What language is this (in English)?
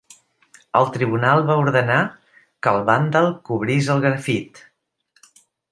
Catalan